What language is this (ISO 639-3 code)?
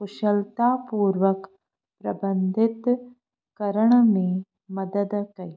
snd